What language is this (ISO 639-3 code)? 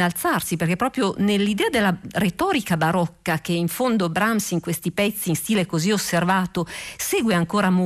ita